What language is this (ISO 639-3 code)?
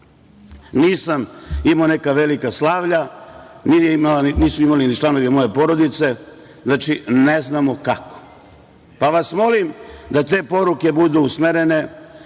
srp